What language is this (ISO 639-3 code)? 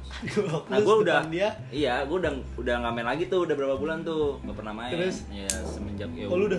ind